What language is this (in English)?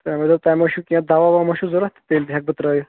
Kashmiri